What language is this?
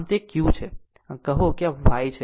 Gujarati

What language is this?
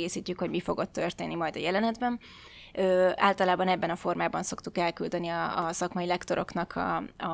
Hungarian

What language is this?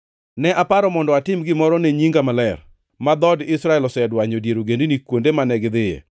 Luo (Kenya and Tanzania)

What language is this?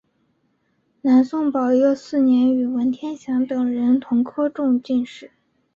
Chinese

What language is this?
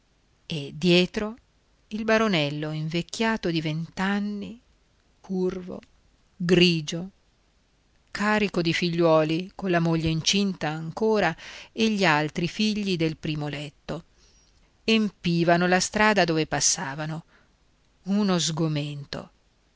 Italian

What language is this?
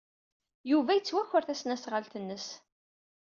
Kabyle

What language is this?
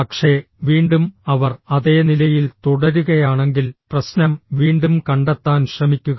Malayalam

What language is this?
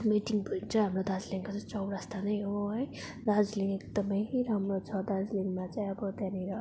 Nepali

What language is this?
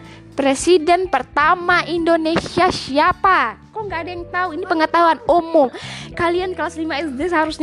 Indonesian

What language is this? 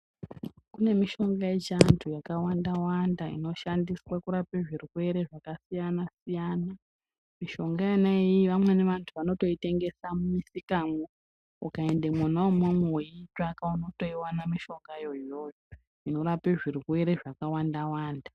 Ndau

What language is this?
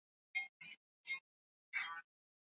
Swahili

